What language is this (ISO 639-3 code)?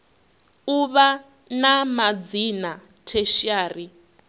ven